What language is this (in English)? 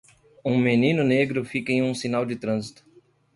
Portuguese